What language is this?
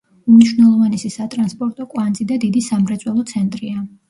Georgian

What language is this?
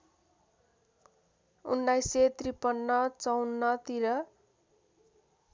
Nepali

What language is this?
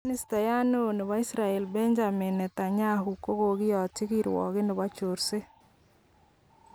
Kalenjin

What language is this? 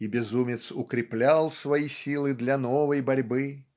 Russian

